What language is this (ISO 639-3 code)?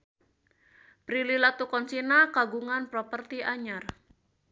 sun